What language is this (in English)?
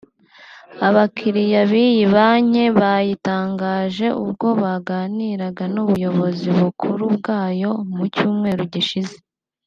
Kinyarwanda